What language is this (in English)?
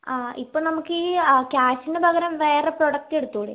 Malayalam